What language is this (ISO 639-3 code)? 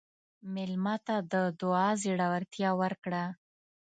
pus